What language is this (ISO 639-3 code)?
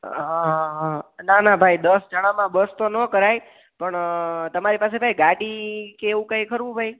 guj